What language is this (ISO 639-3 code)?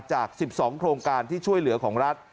tha